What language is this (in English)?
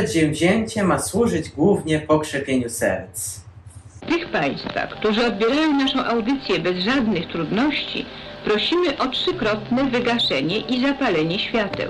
Polish